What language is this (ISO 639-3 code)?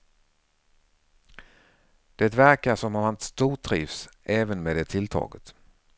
swe